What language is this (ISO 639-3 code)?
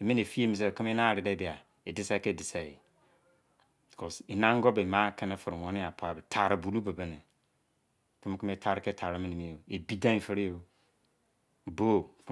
ijc